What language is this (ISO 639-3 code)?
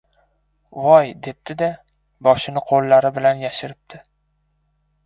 uzb